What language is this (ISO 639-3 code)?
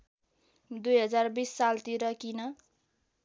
nep